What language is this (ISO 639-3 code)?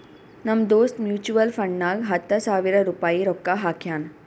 kan